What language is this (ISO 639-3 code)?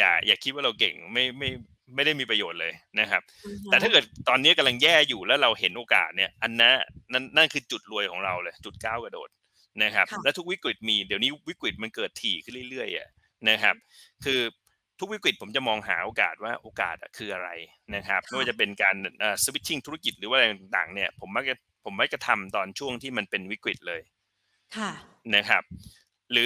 tha